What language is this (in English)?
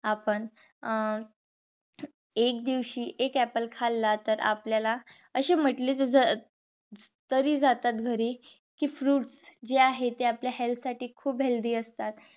Marathi